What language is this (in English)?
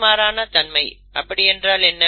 Tamil